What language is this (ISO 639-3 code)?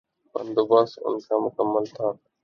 urd